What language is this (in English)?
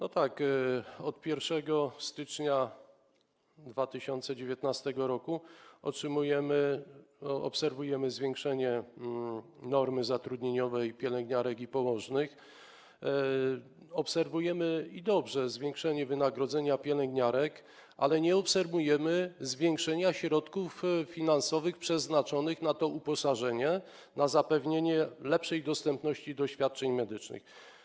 Polish